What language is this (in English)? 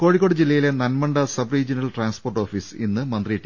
Malayalam